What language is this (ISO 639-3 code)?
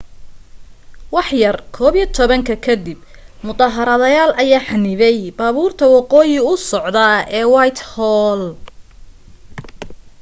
som